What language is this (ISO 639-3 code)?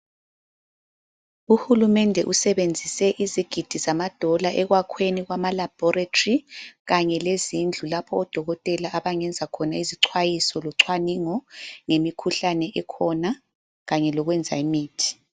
nde